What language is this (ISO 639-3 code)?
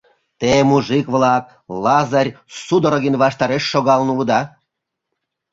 chm